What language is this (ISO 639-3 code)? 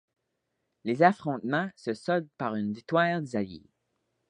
fra